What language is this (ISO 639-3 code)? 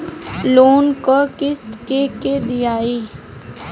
bho